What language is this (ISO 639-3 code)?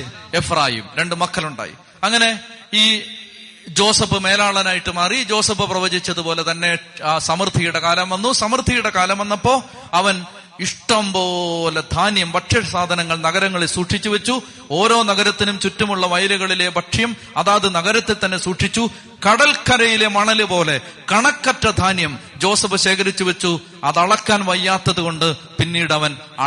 mal